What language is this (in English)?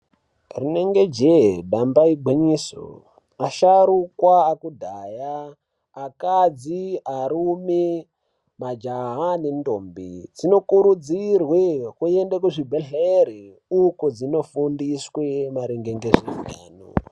Ndau